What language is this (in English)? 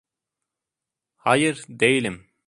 Turkish